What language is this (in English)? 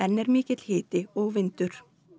Icelandic